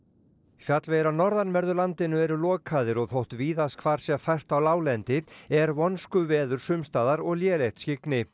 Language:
Icelandic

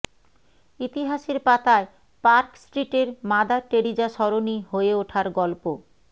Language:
Bangla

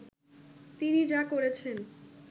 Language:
Bangla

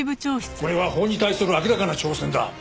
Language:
Japanese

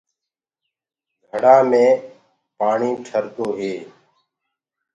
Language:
Gurgula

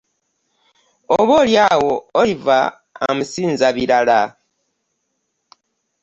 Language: Ganda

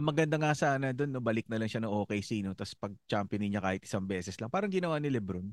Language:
Filipino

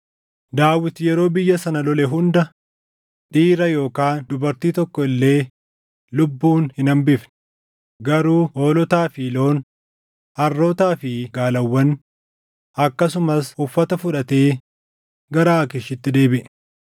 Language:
Oromo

